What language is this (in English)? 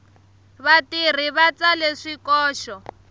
Tsonga